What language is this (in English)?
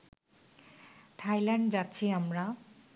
Bangla